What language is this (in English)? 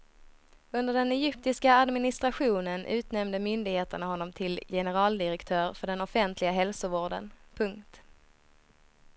Swedish